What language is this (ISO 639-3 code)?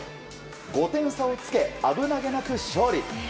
jpn